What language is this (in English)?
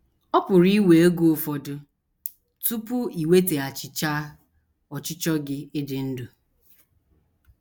Igbo